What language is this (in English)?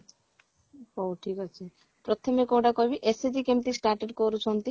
Odia